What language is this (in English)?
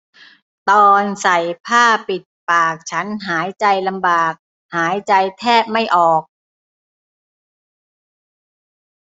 Thai